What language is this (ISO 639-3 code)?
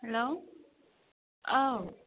brx